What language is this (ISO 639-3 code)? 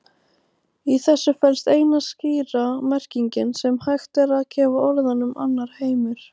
isl